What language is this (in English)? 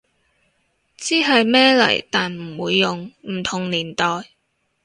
Cantonese